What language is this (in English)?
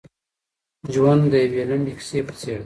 Pashto